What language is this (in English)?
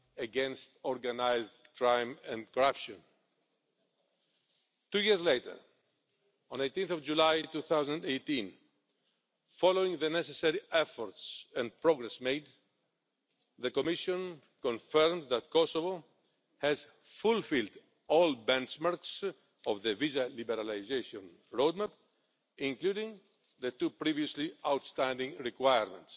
English